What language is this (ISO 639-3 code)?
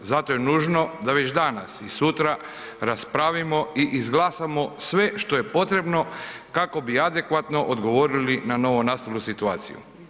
hrv